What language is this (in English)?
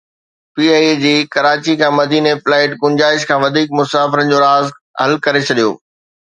Sindhi